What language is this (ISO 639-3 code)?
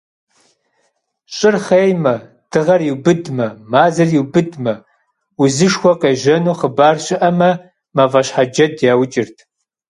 kbd